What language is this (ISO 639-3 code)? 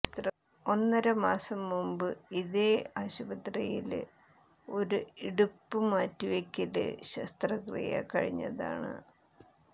mal